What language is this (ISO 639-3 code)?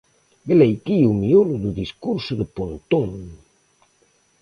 glg